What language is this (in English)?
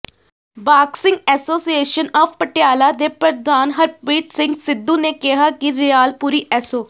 Punjabi